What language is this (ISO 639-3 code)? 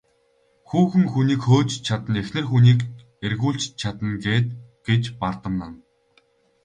mon